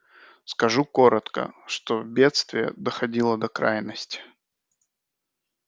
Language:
Russian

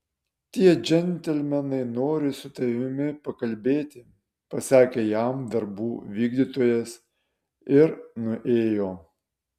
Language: Lithuanian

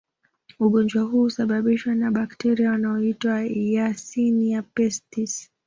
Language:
Swahili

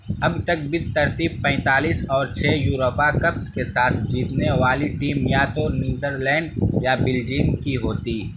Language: Urdu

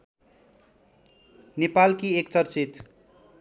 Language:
Nepali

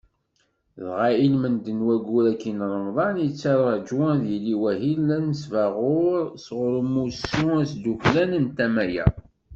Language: Kabyle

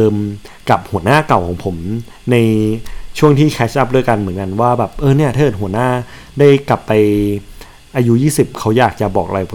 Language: Thai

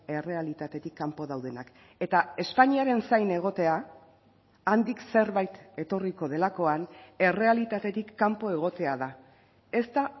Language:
Basque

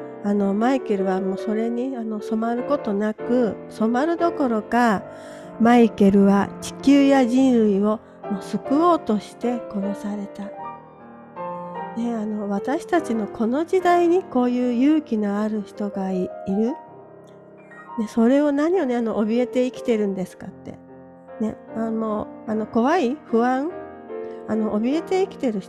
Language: Japanese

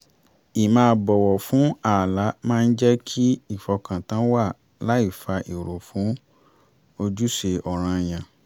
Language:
Yoruba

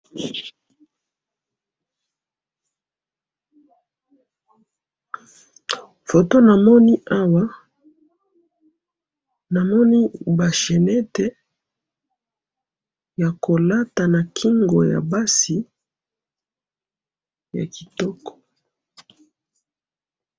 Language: Lingala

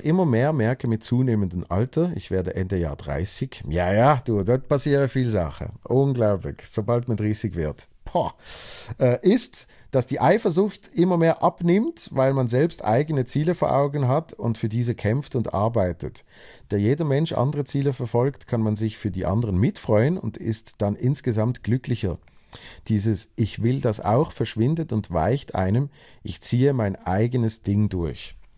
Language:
German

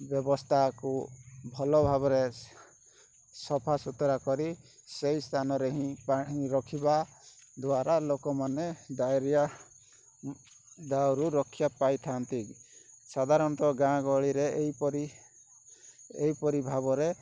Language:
Odia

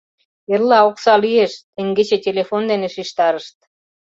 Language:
Mari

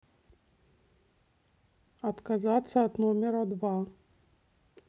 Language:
Russian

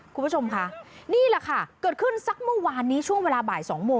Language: Thai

